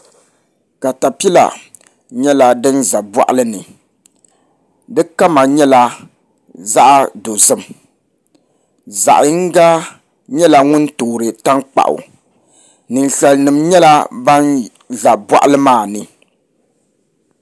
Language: Dagbani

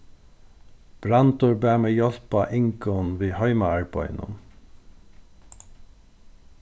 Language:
Faroese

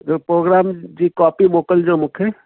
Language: Sindhi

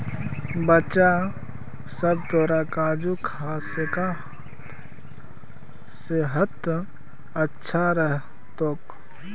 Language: Magahi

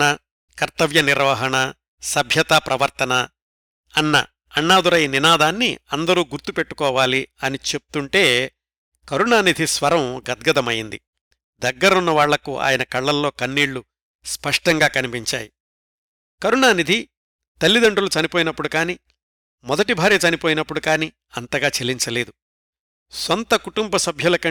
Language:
Telugu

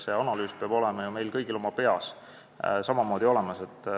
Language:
Estonian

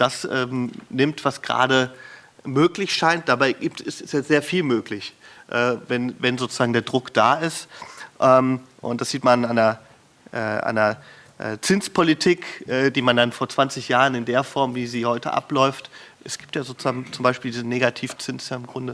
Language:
German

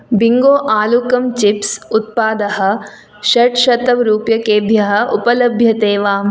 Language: Sanskrit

